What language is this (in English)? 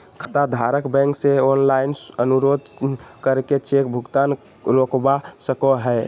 Magahi